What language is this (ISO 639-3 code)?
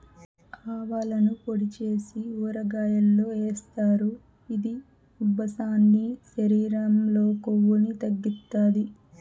tel